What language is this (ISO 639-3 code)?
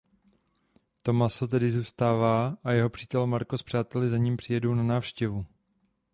ces